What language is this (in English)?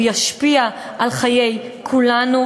Hebrew